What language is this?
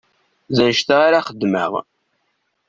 Kabyle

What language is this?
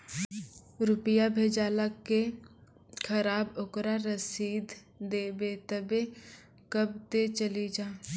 Maithili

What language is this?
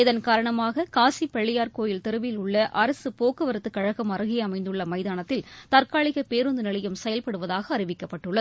Tamil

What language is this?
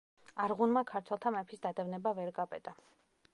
Georgian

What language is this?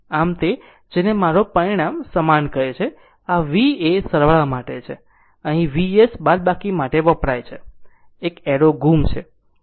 Gujarati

